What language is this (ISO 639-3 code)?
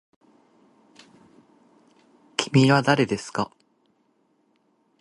jpn